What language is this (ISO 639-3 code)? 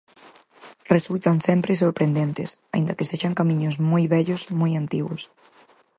glg